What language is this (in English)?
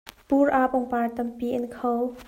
Hakha Chin